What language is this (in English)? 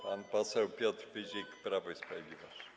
Polish